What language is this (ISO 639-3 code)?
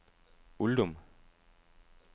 dan